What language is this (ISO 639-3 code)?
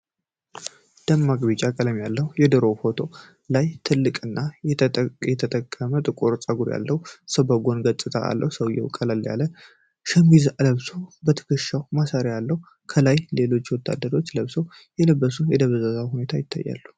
amh